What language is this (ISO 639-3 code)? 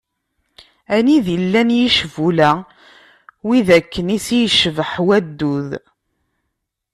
kab